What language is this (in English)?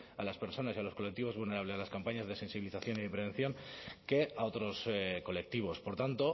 Spanish